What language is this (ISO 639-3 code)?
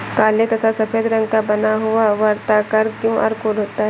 hin